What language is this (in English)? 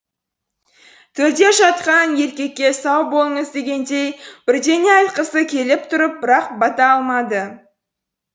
Kazakh